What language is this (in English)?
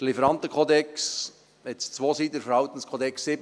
Swiss German